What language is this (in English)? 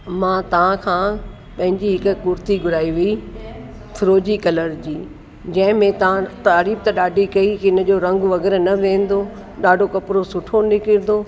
Sindhi